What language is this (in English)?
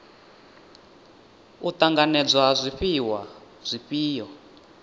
Venda